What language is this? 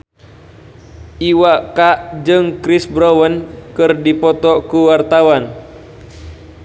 Sundanese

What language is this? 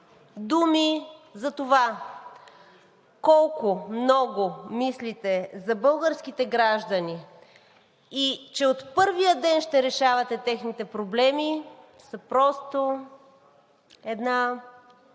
Bulgarian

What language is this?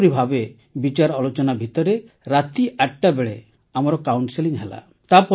Odia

